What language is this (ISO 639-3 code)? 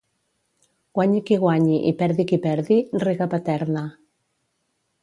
cat